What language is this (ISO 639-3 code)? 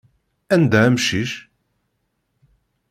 kab